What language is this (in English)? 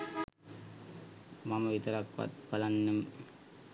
Sinhala